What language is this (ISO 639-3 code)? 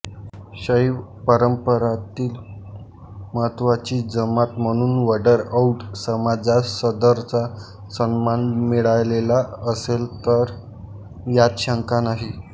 mar